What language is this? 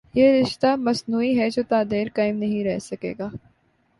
Urdu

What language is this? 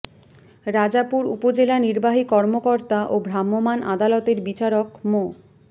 Bangla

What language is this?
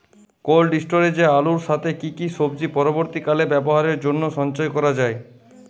Bangla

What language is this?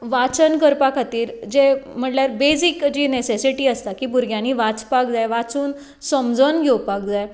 Konkani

